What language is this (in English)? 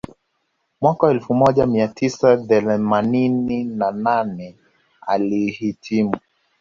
Swahili